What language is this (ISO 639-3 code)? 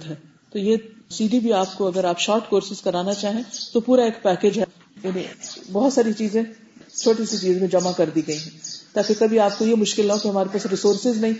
urd